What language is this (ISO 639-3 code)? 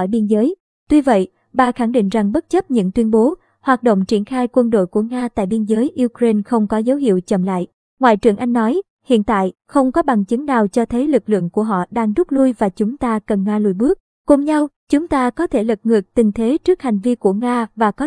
vie